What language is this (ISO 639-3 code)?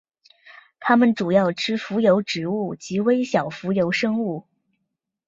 zho